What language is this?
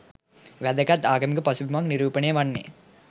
Sinhala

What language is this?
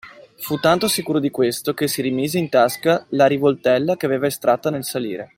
Italian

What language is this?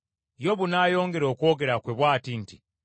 Ganda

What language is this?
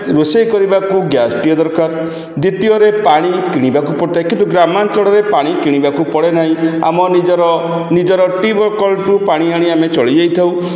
Odia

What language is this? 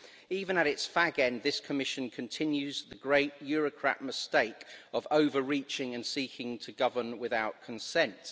English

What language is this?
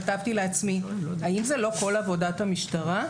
Hebrew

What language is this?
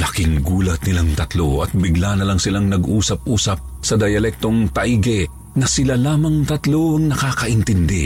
Filipino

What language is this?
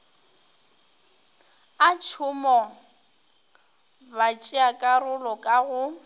Northern Sotho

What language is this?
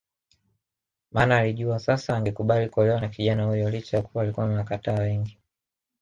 Swahili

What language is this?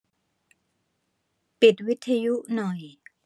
Thai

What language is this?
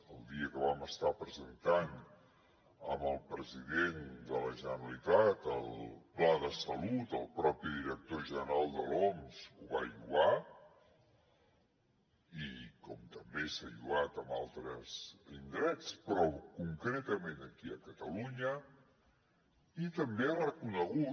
Catalan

